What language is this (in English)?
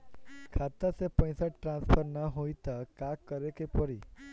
Bhojpuri